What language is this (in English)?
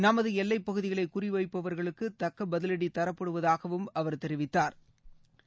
Tamil